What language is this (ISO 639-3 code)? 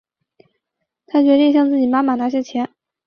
zho